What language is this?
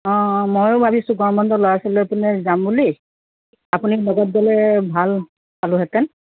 Assamese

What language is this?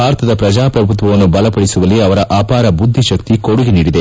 Kannada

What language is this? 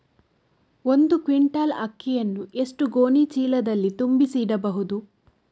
Kannada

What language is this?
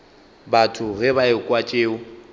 Northern Sotho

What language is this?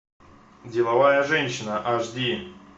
Russian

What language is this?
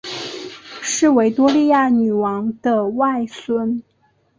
Chinese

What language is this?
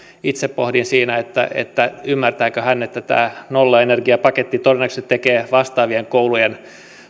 Finnish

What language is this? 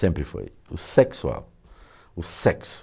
Portuguese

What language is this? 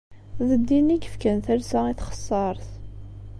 Kabyle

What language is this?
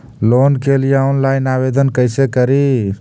Magahi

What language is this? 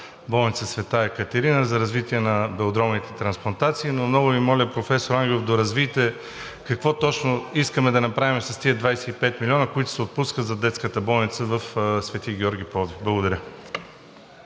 Bulgarian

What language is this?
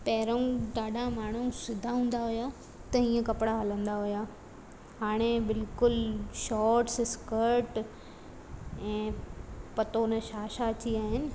Sindhi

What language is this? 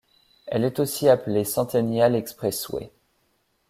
French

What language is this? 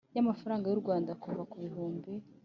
Kinyarwanda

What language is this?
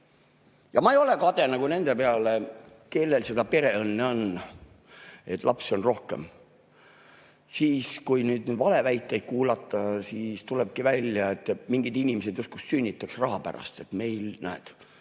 Estonian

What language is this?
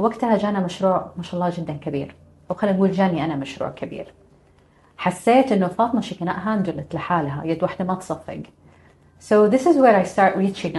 Arabic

